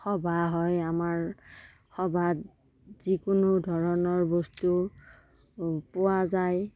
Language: Assamese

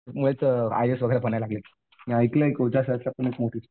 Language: Marathi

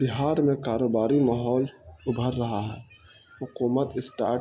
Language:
Urdu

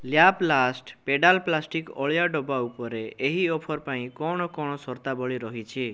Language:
Odia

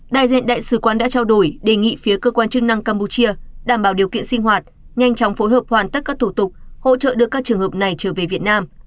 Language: Vietnamese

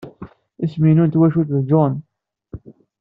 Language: Kabyle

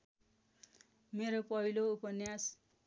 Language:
Nepali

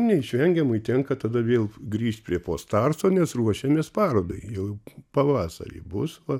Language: Lithuanian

